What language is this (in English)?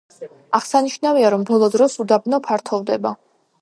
Georgian